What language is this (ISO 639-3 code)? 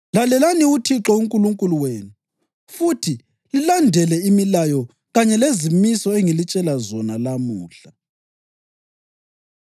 nde